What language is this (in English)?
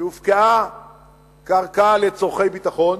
Hebrew